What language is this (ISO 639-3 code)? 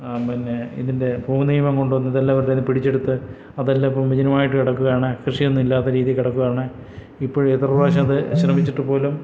mal